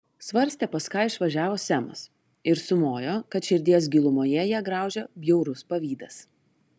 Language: Lithuanian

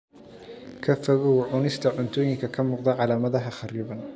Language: Somali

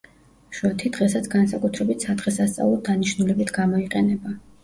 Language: Georgian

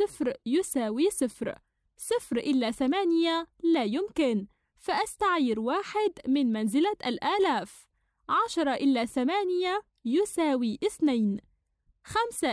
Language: Arabic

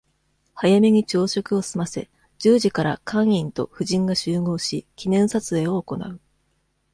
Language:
Japanese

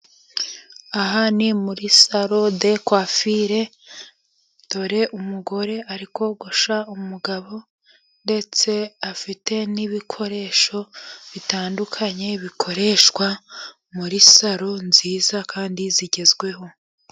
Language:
Kinyarwanda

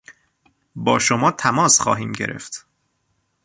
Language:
Persian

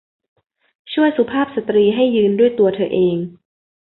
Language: Thai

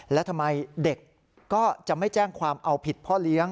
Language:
Thai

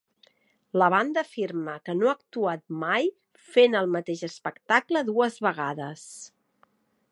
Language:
Catalan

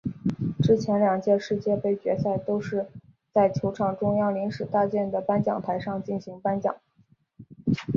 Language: Chinese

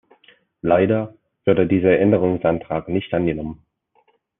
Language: German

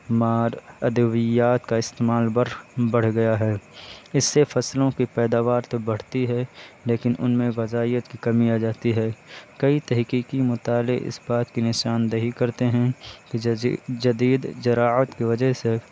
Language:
Urdu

